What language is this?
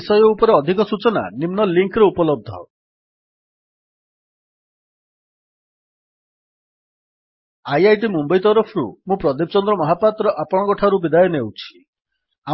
Odia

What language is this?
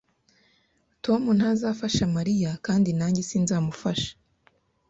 Kinyarwanda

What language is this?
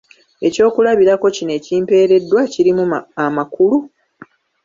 Ganda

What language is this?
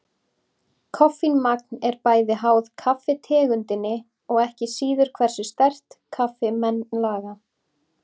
Icelandic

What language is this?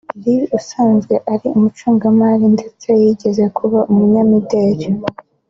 Kinyarwanda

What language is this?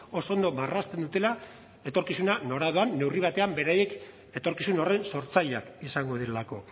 Basque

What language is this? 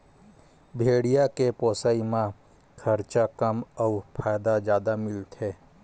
Chhattisgarhi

